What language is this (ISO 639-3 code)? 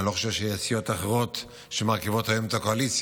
heb